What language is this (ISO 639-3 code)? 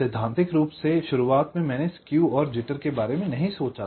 hin